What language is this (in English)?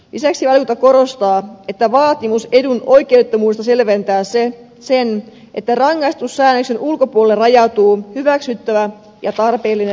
Finnish